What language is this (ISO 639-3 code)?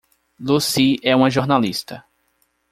por